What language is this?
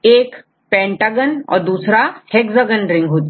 Hindi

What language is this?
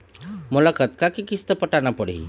Chhattisgarhi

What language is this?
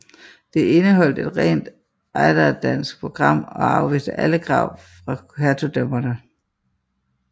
Danish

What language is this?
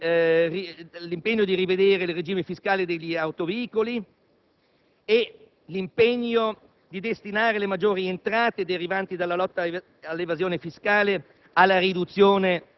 Italian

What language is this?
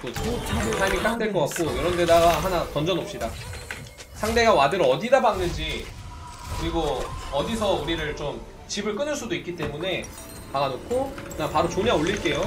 Korean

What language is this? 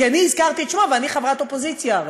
Hebrew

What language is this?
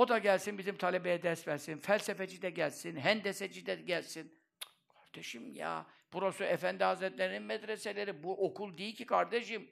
Turkish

